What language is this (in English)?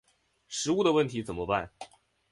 Chinese